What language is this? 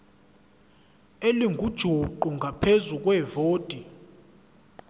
Zulu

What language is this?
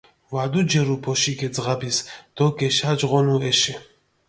Mingrelian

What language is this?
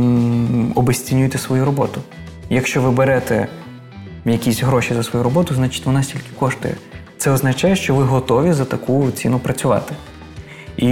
Ukrainian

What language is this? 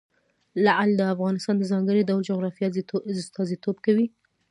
Pashto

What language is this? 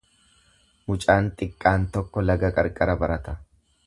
Oromo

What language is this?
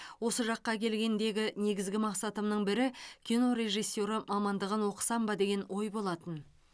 Kazakh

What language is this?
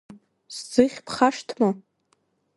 Abkhazian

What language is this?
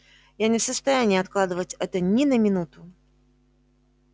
Russian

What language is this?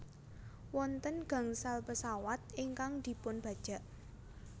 Javanese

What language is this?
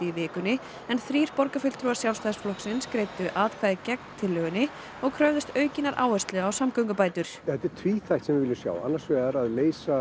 Icelandic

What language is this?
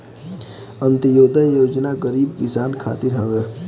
Bhojpuri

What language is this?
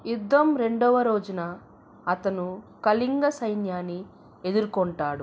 Telugu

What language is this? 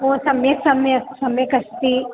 Sanskrit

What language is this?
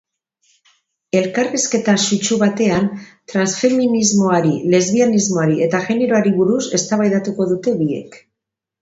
Basque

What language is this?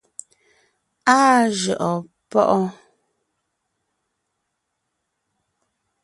Ngiemboon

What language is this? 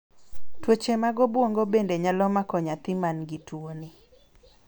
Luo (Kenya and Tanzania)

